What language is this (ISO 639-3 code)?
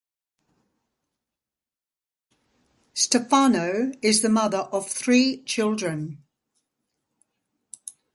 eng